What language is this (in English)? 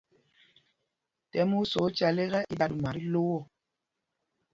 Mpumpong